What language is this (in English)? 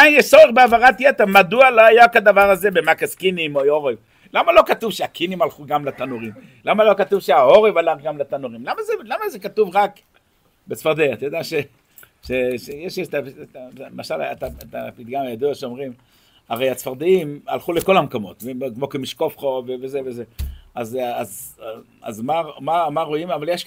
Hebrew